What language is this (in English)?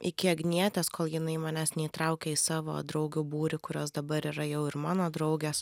Lithuanian